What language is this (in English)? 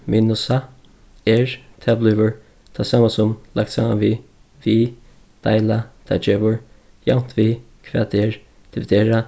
Faroese